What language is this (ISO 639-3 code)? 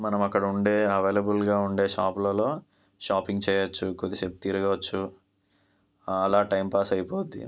tel